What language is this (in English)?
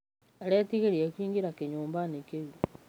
Kikuyu